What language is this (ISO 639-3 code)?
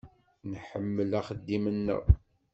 kab